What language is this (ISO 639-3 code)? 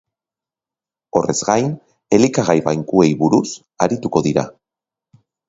eus